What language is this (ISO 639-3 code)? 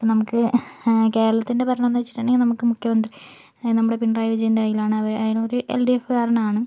mal